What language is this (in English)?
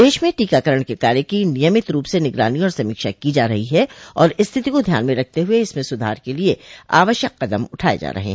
Hindi